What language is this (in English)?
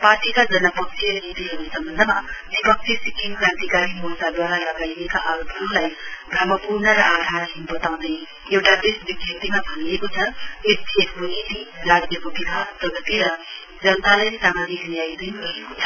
Nepali